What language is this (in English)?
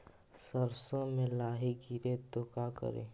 Magahi